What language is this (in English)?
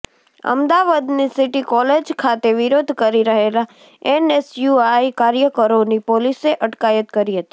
Gujarati